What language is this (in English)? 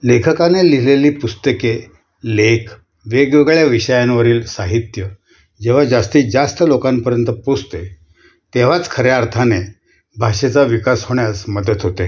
Marathi